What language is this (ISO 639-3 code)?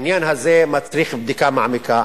heb